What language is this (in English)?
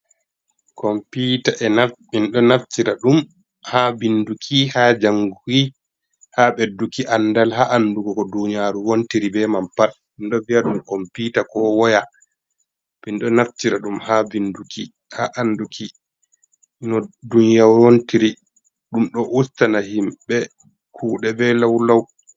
Fula